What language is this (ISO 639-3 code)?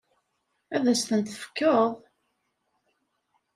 kab